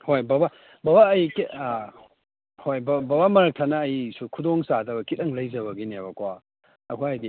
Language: Manipuri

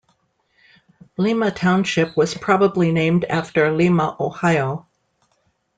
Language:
English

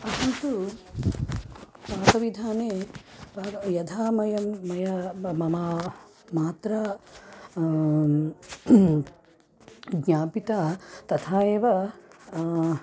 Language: Sanskrit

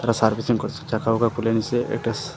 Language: Bangla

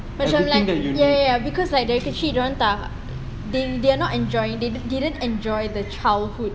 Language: English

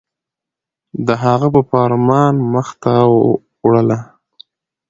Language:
Pashto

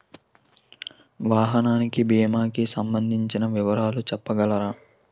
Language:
Telugu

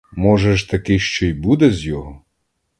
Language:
Ukrainian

